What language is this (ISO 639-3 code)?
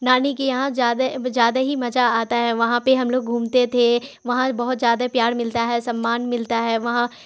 urd